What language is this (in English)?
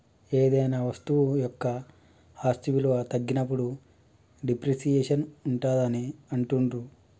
Telugu